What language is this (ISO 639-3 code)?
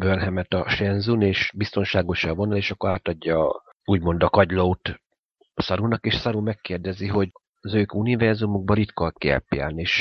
hun